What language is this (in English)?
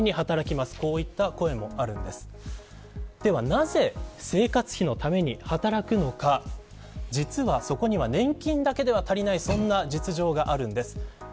Japanese